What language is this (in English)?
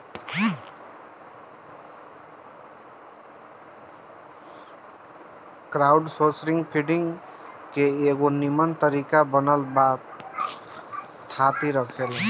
Bhojpuri